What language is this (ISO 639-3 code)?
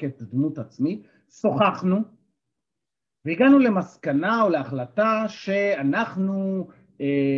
heb